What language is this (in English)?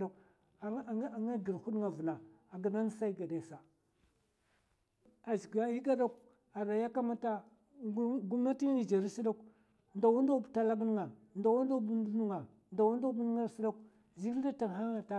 Mafa